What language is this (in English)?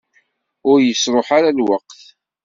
Kabyle